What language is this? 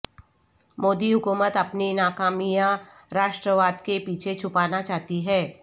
Urdu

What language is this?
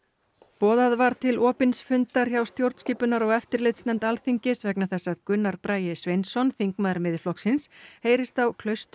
Icelandic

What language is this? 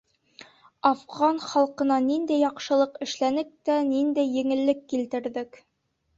Bashkir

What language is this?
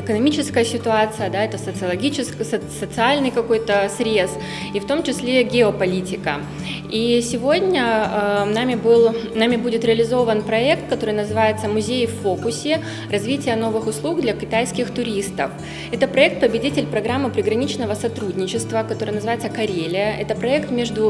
Russian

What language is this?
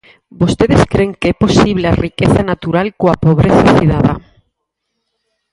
Galician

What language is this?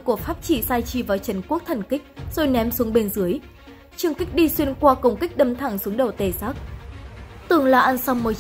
Vietnamese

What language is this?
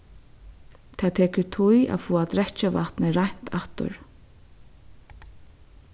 Faroese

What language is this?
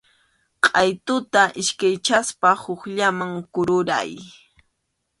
Arequipa-La Unión Quechua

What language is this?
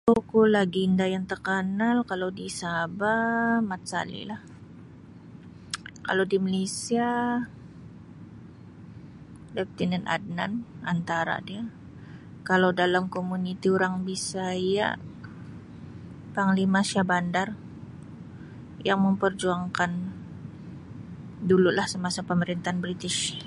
Sabah Malay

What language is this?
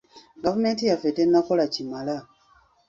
Ganda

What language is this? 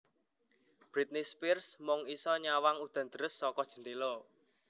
Javanese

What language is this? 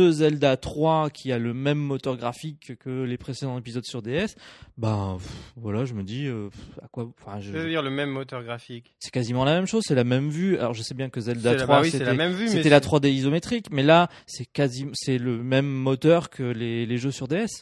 French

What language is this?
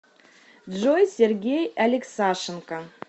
Russian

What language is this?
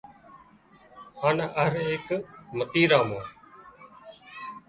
Wadiyara Koli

